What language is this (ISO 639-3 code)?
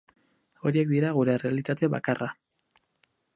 eus